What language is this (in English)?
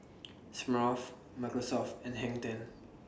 English